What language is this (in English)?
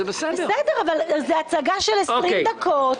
Hebrew